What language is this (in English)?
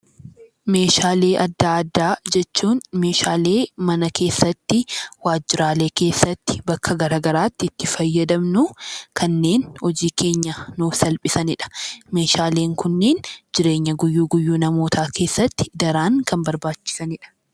Oromo